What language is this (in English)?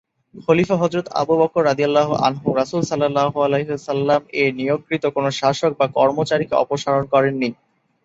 Bangla